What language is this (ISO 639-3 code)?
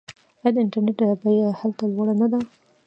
pus